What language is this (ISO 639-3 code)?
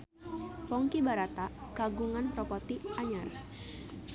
sun